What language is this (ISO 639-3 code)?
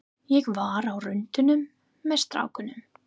isl